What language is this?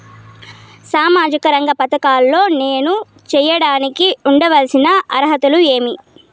Telugu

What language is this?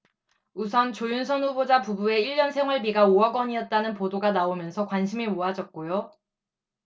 Korean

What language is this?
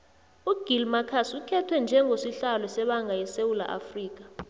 South Ndebele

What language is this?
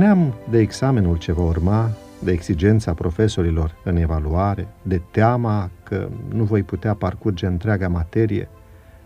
Romanian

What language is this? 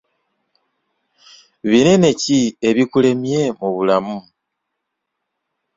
Ganda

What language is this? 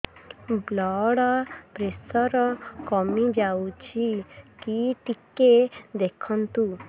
Odia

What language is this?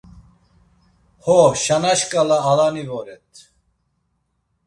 Laz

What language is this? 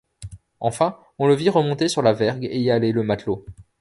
French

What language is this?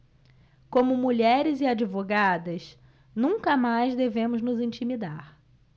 Portuguese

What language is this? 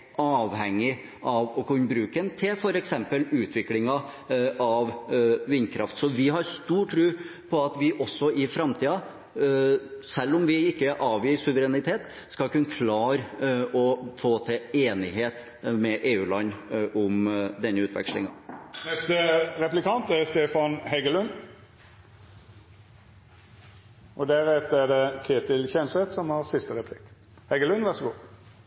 Norwegian Bokmål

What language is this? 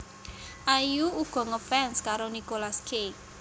Javanese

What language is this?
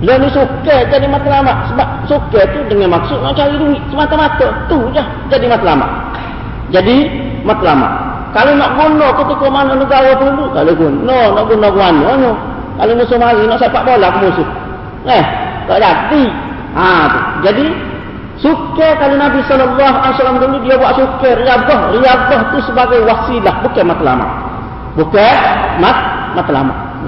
Malay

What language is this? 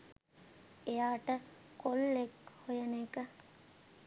Sinhala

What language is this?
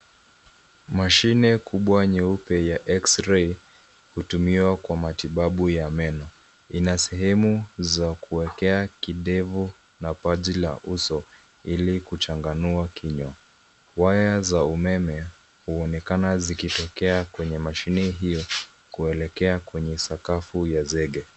Swahili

